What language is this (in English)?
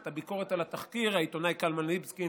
Hebrew